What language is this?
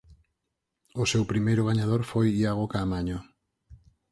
Galician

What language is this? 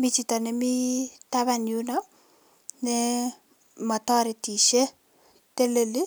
Kalenjin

